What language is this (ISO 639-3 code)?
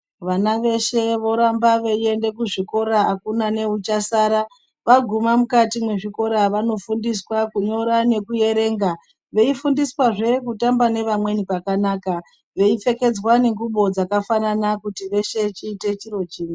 ndc